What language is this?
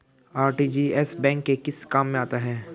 Hindi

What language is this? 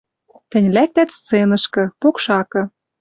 Western Mari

